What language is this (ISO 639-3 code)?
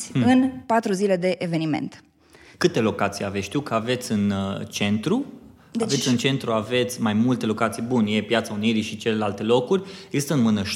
ron